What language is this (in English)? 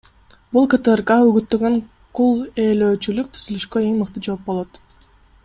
Kyrgyz